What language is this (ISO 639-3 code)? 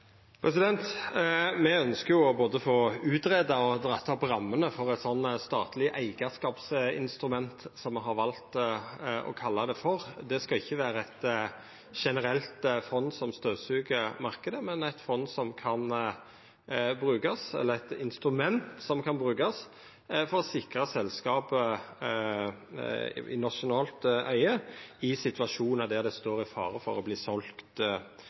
nno